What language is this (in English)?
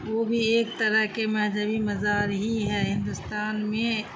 Urdu